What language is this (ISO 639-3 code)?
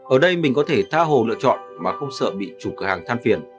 vie